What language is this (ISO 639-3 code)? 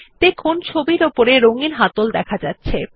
ben